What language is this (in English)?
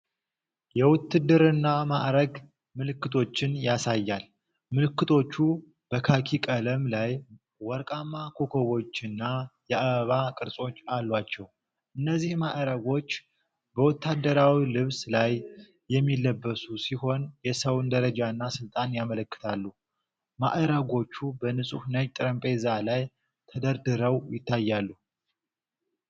Amharic